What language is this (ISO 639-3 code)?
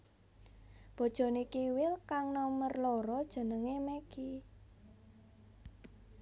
jav